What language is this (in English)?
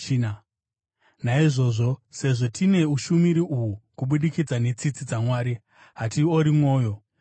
Shona